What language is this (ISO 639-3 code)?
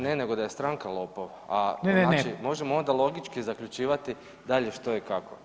hrv